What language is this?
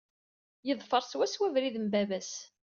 Kabyle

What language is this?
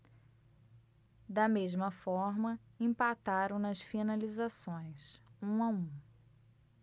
Portuguese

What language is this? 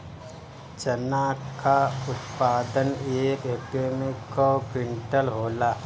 Bhojpuri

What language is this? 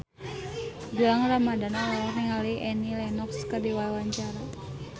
Sundanese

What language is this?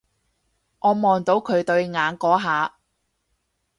Cantonese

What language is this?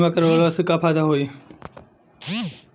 Bhojpuri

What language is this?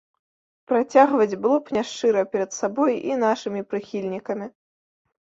Belarusian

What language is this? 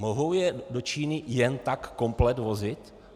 Czech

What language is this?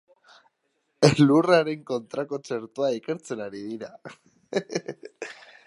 Basque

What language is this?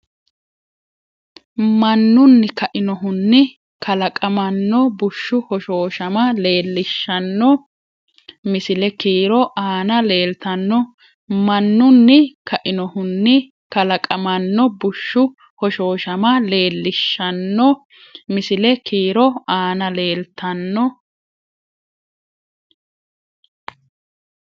Sidamo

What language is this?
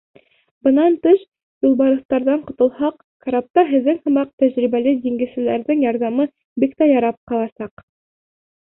Bashkir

